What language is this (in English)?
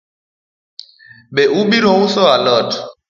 Luo (Kenya and Tanzania)